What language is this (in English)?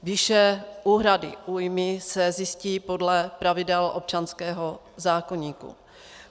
Czech